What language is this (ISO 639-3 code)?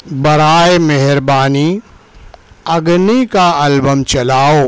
urd